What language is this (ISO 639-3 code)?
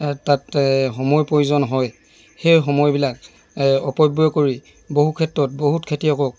asm